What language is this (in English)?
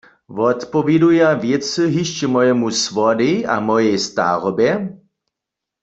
Upper Sorbian